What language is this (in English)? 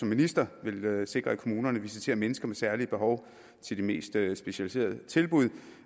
Danish